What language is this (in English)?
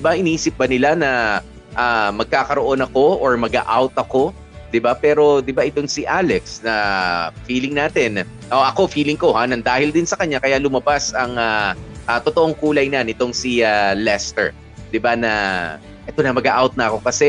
Filipino